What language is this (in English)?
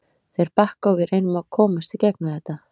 Icelandic